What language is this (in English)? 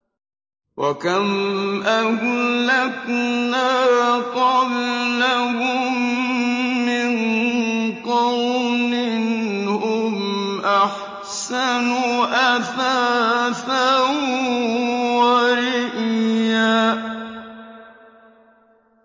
Arabic